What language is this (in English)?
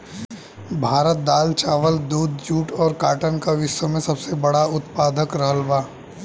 Bhojpuri